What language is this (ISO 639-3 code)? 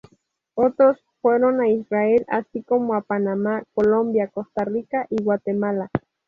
spa